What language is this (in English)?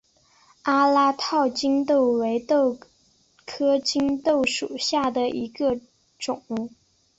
Chinese